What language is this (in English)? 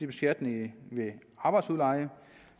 Danish